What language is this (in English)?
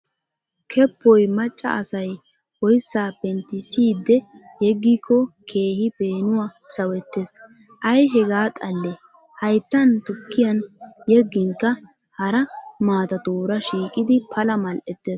Wolaytta